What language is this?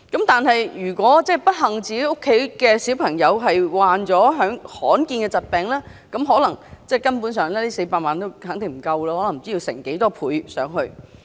Cantonese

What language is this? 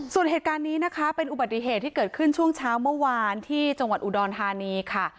Thai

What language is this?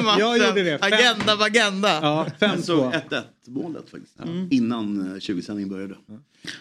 Swedish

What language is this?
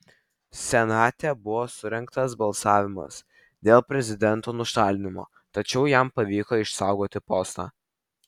Lithuanian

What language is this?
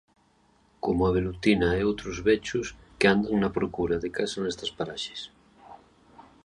Galician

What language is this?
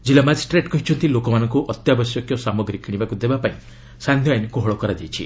Odia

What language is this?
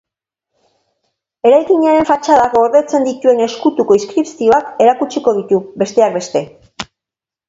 Basque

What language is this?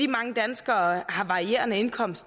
Danish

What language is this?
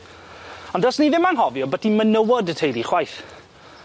Welsh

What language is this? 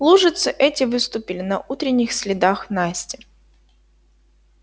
Russian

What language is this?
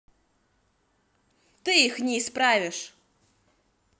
Russian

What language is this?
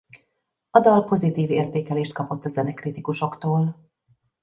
Hungarian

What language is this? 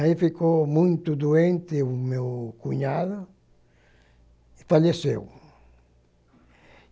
Portuguese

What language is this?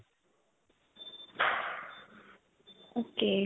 Punjabi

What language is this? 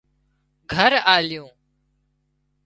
Wadiyara Koli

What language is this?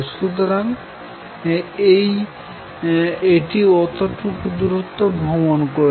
Bangla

